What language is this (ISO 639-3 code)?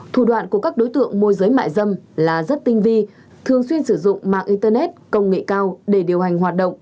vie